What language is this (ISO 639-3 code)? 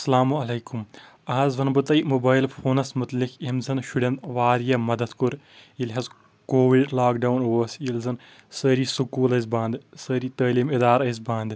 kas